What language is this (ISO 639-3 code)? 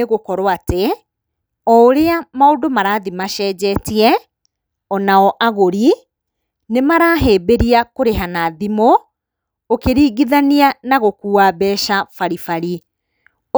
kik